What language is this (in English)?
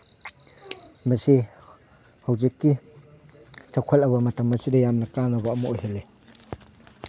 Manipuri